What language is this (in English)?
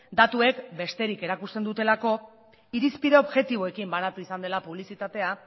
Basque